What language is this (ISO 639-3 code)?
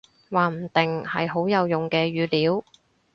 yue